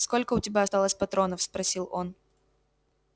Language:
Russian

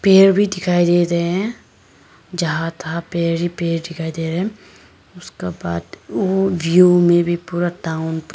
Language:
Hindi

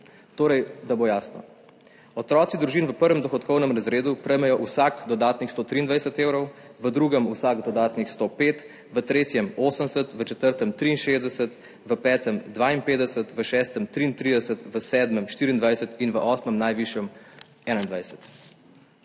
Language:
Slovenian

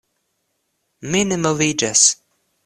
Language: Esperanto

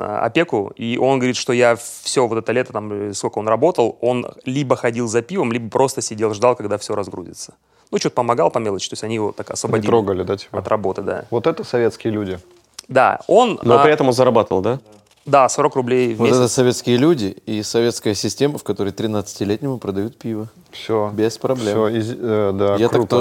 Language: Russian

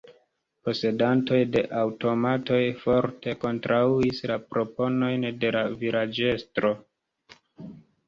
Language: Esperanto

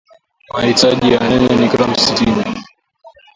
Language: Swahili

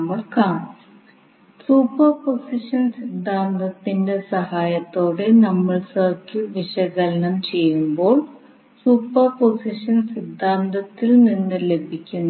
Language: Malayalam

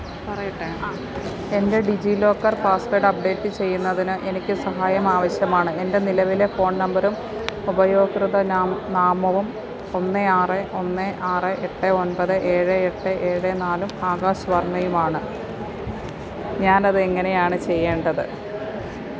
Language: Malayalam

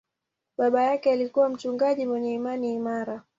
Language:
Swahili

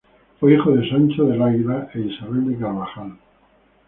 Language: Spanish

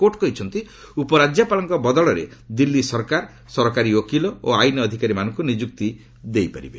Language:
Odia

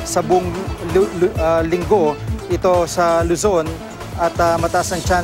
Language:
Filipino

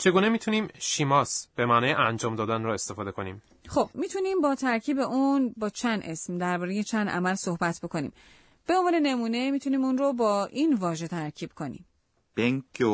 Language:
Persian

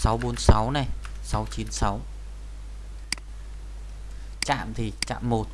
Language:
Vietnamese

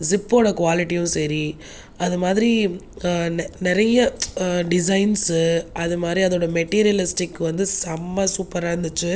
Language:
Tamil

